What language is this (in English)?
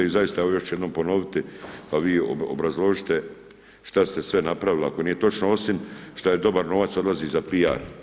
Croatian